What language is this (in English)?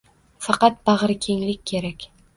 Uzbek